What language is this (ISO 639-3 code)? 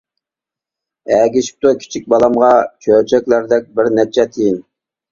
uig